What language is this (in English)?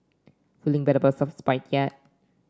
English